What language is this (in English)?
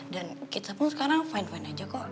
Indonesian